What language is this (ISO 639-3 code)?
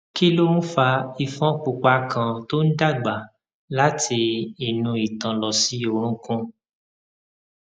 yor